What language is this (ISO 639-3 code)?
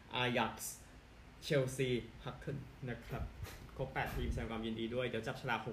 tha